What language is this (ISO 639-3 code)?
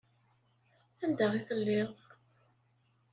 kab